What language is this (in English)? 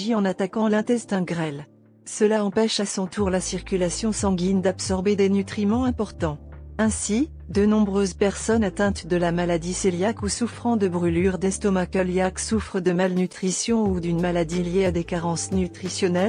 French